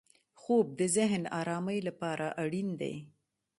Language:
Pashto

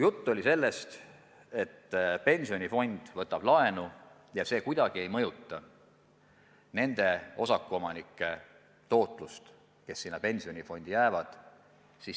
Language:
Estonian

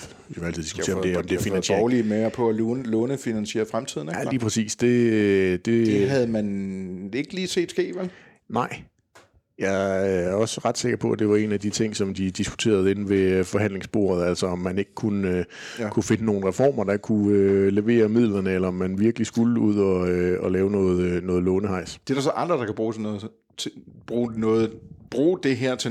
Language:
Danish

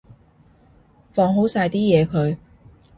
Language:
Cantonese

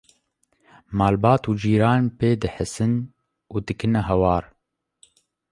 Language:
Kurdish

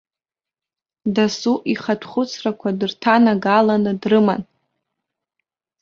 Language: Abkhazian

